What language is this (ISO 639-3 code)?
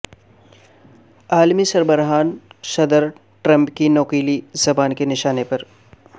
urd